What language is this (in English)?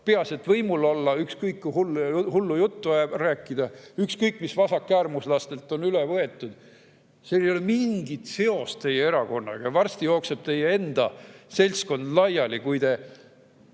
Estonian